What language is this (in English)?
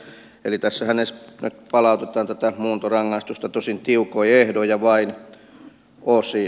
Finnish